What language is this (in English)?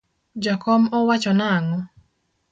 Luo (Kenya and Tanzania)